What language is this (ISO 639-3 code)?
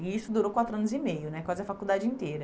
por